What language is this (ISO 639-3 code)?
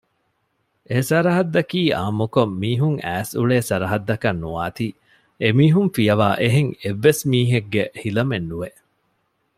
div